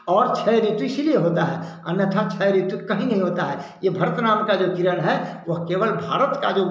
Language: Hindi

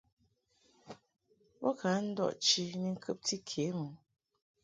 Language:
Mungaka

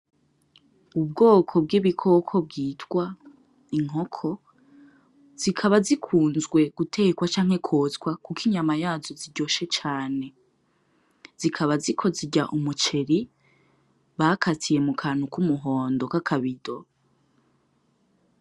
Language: Rundi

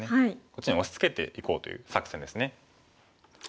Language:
Japanese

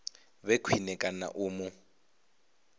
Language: Venda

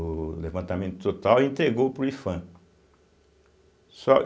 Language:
Portuguese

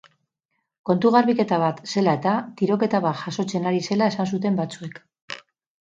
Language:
Basque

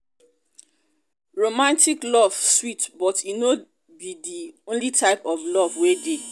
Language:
Nigerian Pidgin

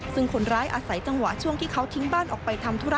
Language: Thai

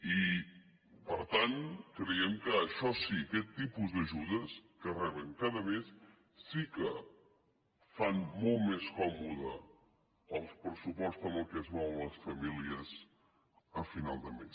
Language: Catalan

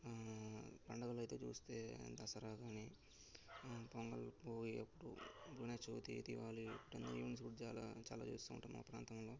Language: Telugu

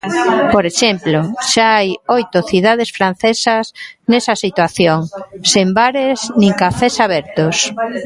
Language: Galician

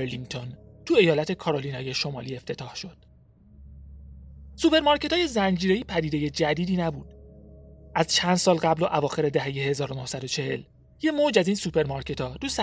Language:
Persian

